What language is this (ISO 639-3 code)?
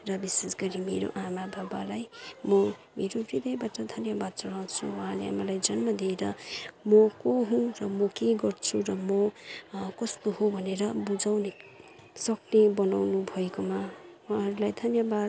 nep